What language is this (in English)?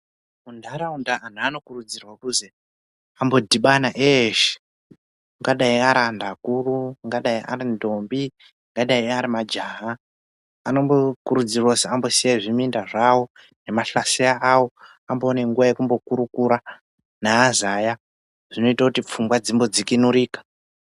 Ndau